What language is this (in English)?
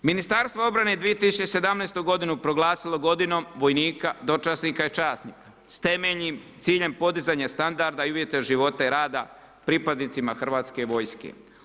Croatian